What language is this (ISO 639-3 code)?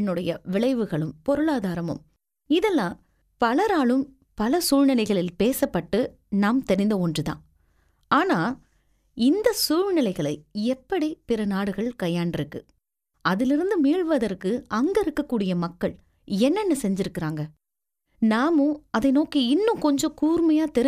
tam